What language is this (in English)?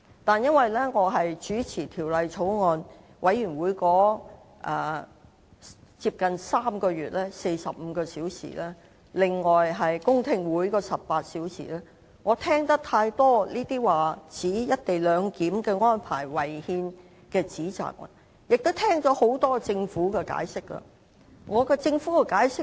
Cantonese